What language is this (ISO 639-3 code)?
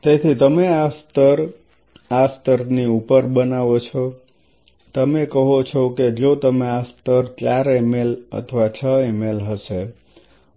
guj